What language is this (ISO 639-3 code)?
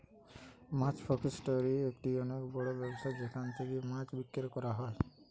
ben